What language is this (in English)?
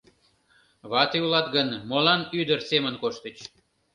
Mari